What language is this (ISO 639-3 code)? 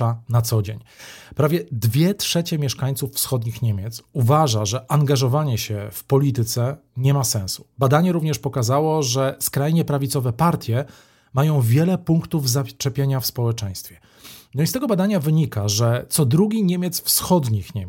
pol